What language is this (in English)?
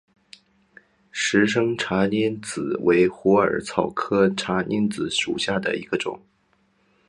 Chinese